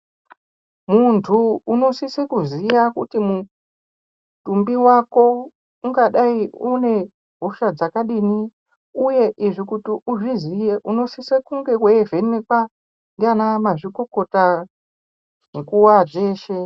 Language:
Ndau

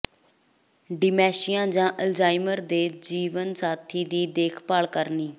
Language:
Punjabi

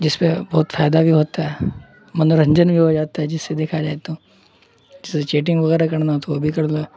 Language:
Urdu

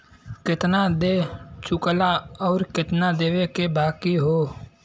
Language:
Bhojpuri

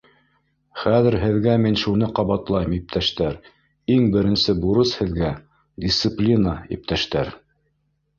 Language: Bashkir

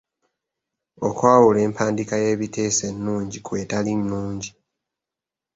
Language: Ganda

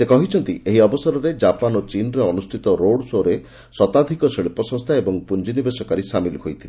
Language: Odia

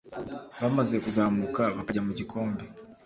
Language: Kinyarwanda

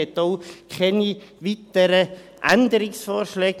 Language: Swiss German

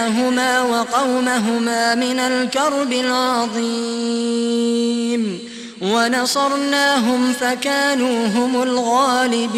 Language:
Arabic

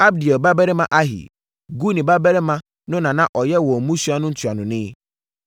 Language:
Akan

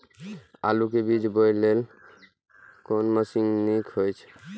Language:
Maithili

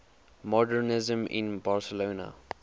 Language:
English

